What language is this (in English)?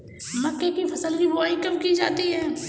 Hindi